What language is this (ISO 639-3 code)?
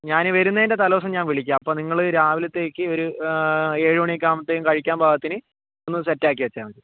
mal